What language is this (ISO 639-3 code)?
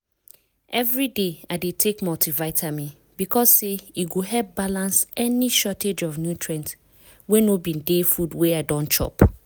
pcm